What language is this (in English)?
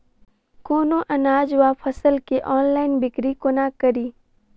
Maithili